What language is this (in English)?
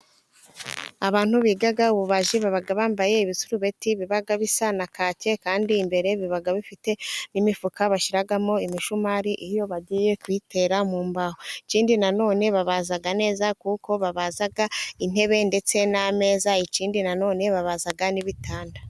Kinyarwanda